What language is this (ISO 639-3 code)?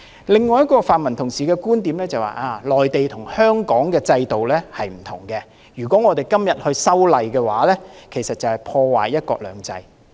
yue